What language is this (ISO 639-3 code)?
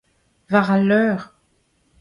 bre